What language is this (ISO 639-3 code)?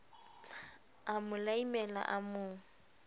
sot